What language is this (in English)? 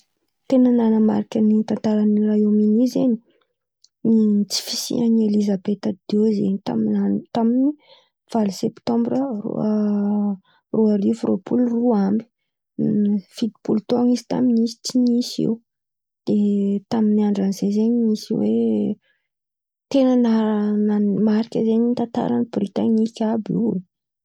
Antankarana Malagasy